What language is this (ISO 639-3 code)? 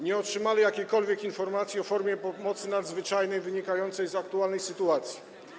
pol